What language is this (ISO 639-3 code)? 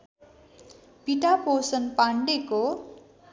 nep